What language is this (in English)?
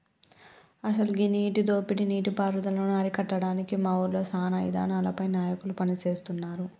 Telugu